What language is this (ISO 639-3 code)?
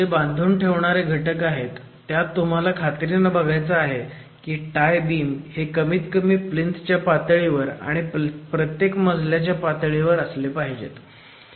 mar